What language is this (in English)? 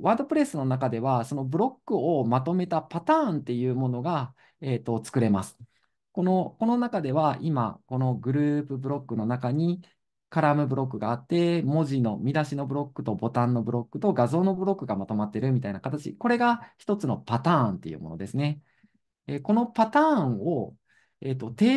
Japanese